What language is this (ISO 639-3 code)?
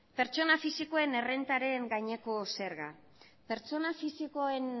eus